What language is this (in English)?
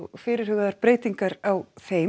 Icelandic